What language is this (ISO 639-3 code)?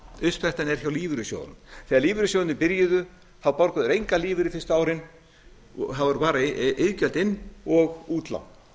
isl